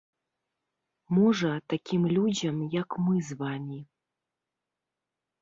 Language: Belarusian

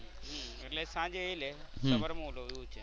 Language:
Gujarati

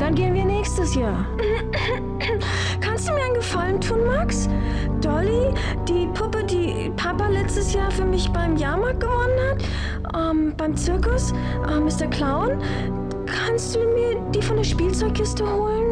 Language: German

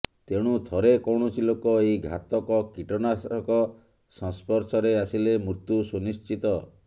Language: Odia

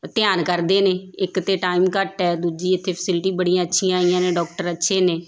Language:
Punjabi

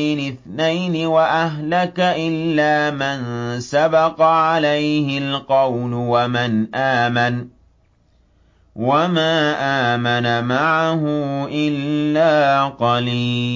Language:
Arabic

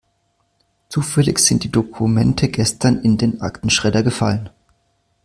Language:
German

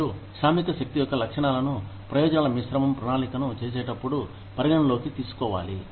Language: Telugu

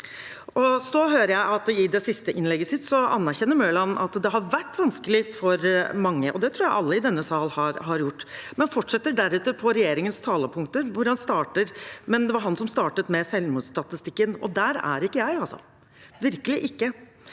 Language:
Norwegian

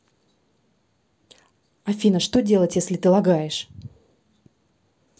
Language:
Russian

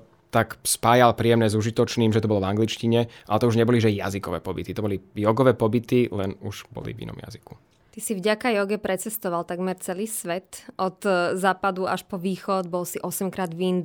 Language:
Slovak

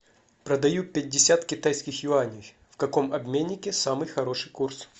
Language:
Russian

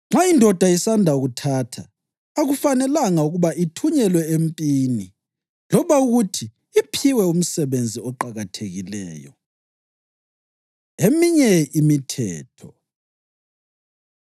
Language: North Ndebele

